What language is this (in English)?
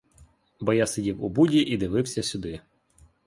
Ukrainian